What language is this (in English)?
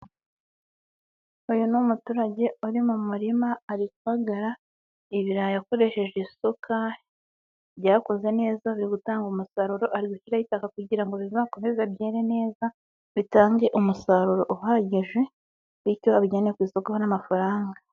Kinyarwanda